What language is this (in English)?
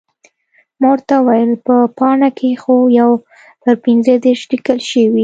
Pashto